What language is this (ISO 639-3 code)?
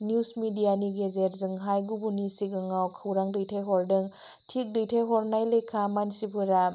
brx